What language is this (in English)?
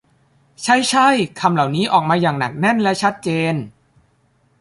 Thai